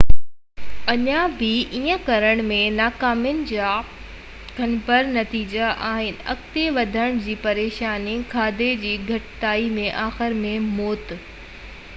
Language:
Sindhi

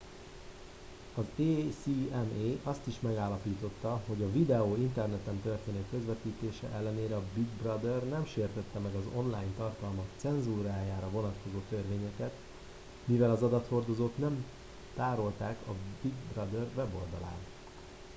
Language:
Hungarian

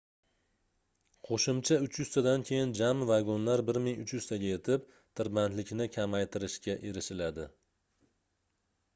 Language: Uzbek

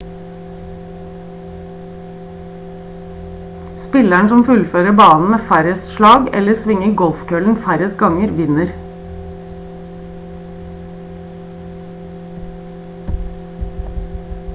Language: Norwegian Bokmål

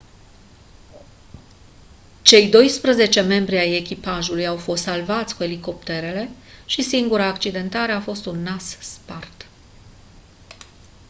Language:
Romanian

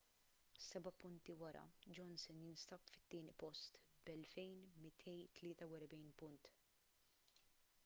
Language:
Maltese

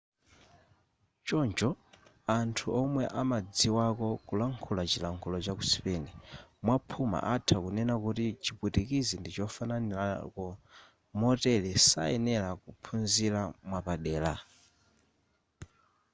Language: Nyanja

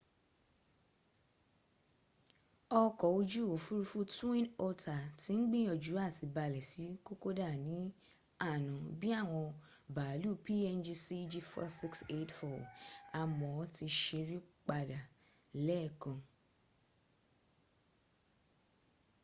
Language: Yoruba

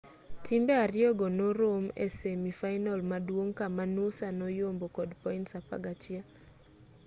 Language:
Luo (Kenya and Tanzania)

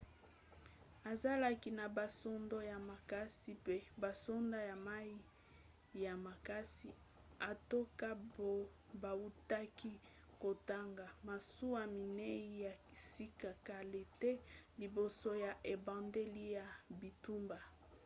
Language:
Lingala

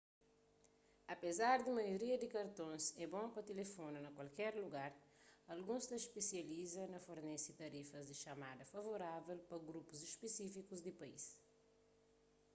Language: Kabuverdianu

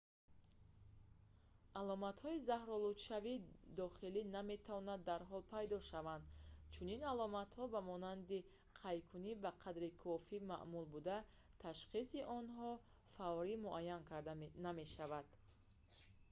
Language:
Tajik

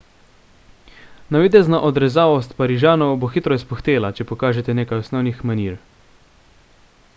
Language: Slovenian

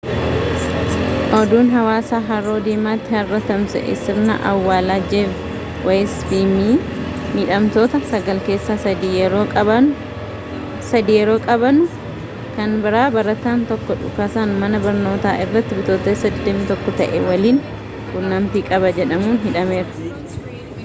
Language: Oromo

